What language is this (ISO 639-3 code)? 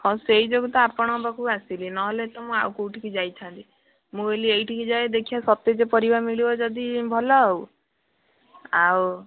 ori